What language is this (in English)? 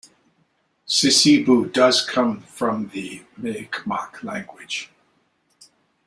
English